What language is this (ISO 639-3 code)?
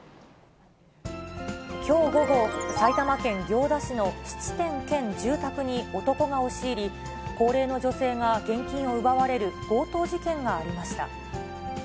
jpn